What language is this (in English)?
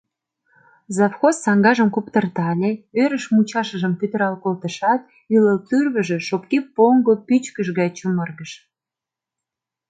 Mari